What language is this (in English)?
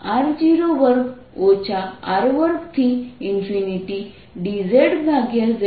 Gujarati